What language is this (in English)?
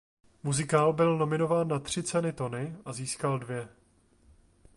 Czech